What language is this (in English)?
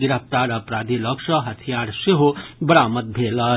Maithili